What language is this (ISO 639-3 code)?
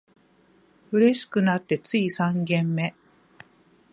jpn